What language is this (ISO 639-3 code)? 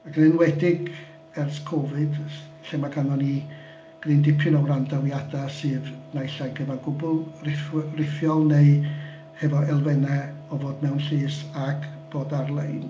cym